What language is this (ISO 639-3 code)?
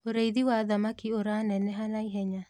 kik